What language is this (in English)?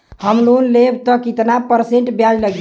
Bhojpuri